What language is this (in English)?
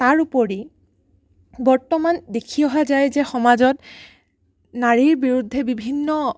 Assamese